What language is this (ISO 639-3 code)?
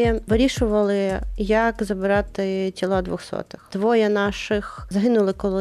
ukr